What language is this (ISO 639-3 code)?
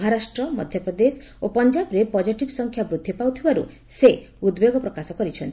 ori